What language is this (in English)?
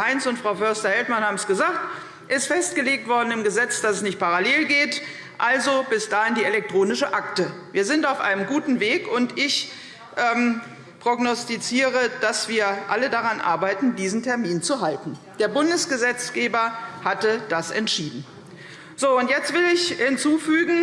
German